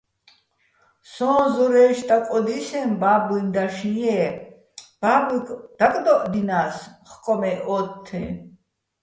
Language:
Bats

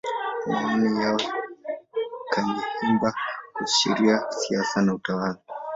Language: Swahili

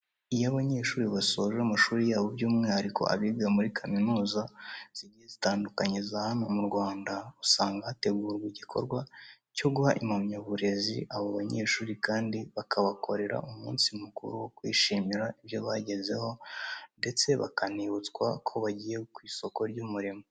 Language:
Kinyarwanda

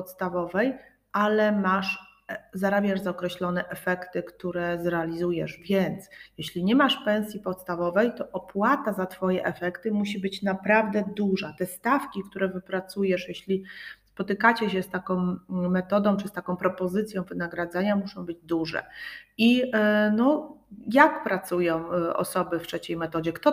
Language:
Polish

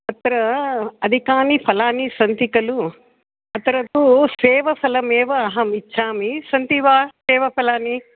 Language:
Sanskrit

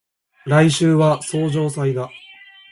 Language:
Japanese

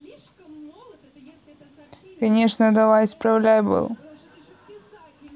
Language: Russian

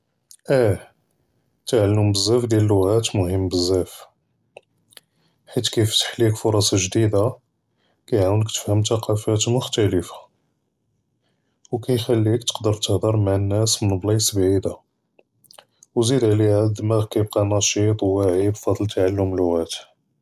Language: Judeo-Arabic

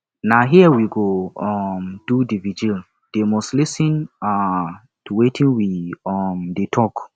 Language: Nigerian Pidgin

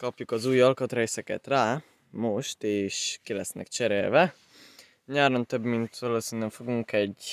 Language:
Hungarian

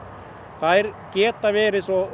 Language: Icelandic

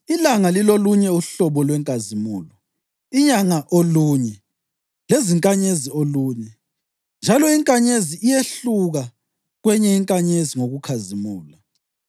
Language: North Ndebele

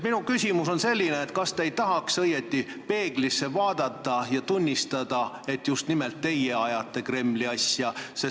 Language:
Estonian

